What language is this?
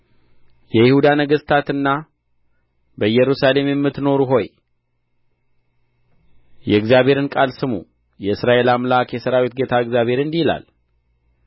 Amharic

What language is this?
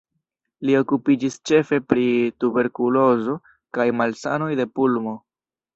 Esperanto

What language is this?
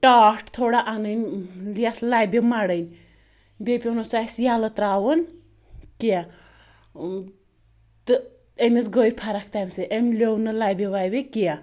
Kashmiri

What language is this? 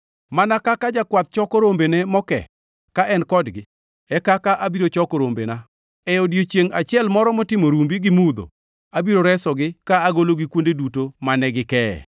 Luo (Kenya and Tanzania)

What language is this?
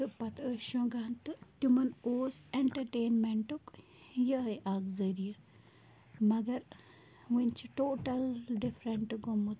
Kashmiri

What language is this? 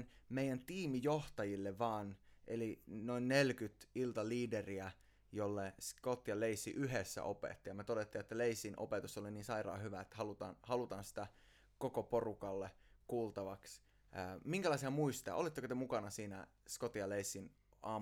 Finnish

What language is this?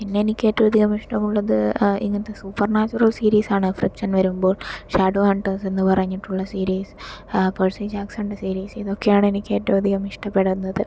Malayalam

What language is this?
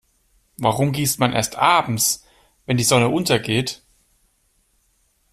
German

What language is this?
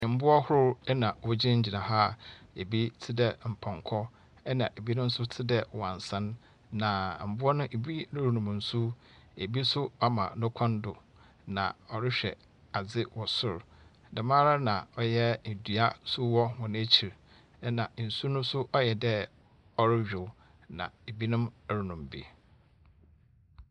Akan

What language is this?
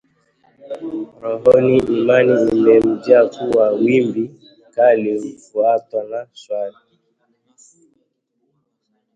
Swahili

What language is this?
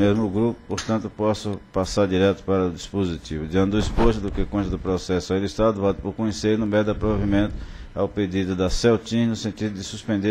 Portuguese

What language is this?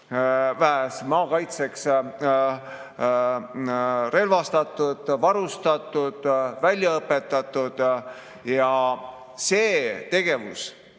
Estonian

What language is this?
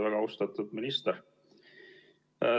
Estonian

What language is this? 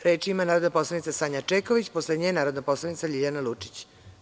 Serbian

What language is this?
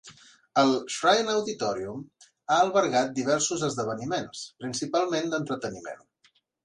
Catalan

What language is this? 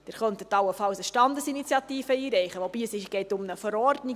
Swiss German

